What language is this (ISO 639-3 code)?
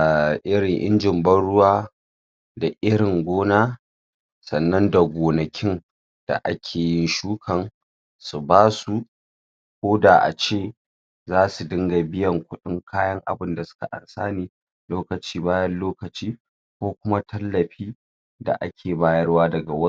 hau